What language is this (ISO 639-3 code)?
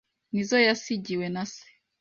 kin